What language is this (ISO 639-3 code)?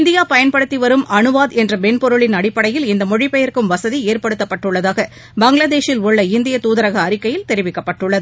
tam